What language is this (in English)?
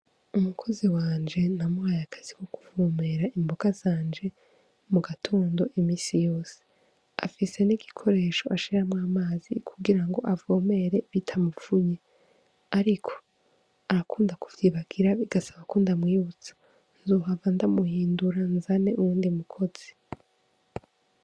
Rundi